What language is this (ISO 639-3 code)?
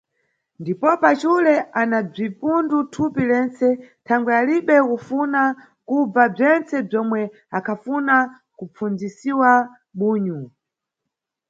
nyu